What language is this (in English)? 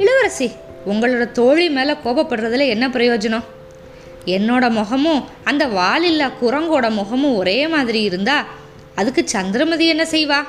Tamil